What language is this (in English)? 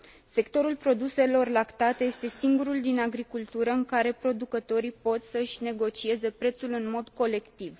Romanian